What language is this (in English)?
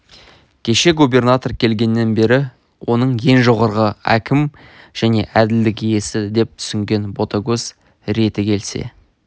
Kazakh